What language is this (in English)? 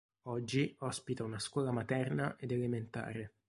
Italian